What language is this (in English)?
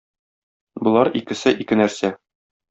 Tatar